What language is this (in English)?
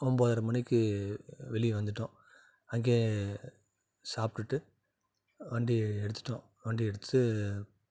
Tamil